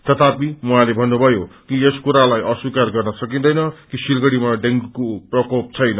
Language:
Nepali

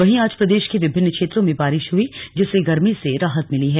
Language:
Hindi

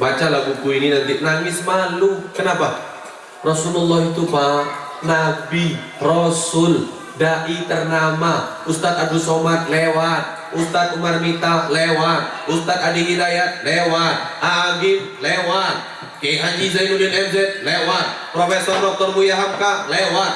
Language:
Indonesian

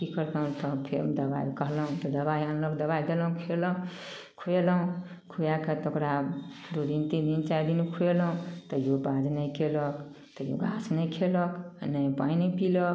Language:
Maithili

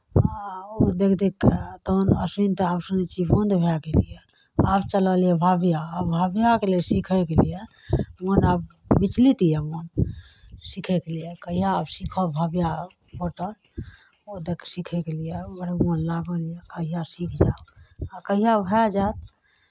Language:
Maithili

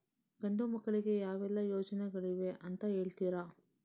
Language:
Kannada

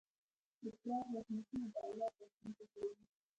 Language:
Pashto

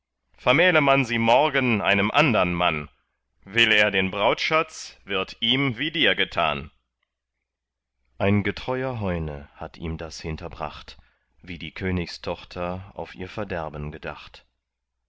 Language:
German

